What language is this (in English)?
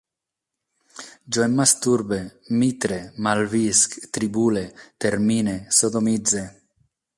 Catalan